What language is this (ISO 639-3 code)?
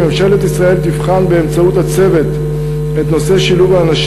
heb